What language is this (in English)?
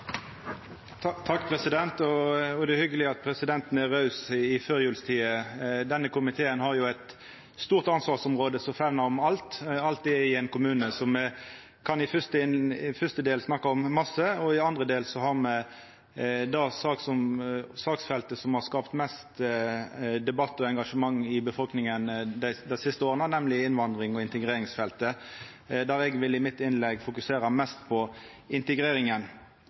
Norwegian Nynorsk